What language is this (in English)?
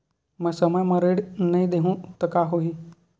Chhattisgarhi